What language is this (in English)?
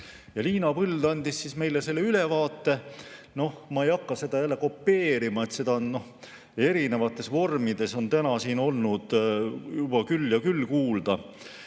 Estonian